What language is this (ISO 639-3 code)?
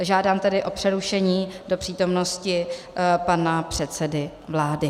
ces